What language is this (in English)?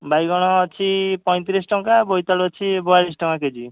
Odia